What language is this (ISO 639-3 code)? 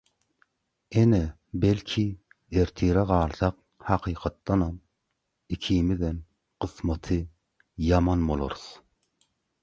tuk